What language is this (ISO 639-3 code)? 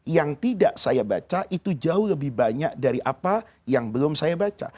ind